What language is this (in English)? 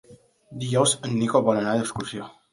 Catalan